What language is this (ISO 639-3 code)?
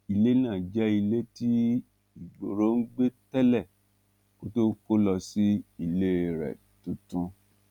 yor